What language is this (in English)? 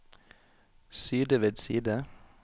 Norwegian